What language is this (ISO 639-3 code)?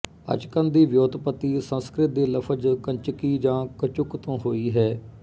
pan